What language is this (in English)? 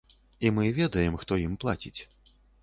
Belarusian